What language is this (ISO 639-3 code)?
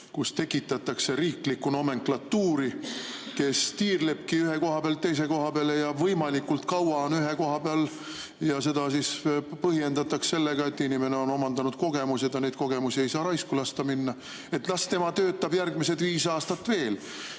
est